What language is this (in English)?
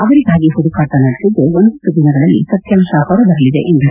Kannada